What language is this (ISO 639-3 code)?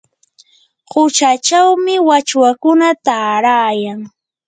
qur